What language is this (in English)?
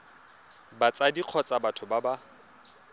Tswana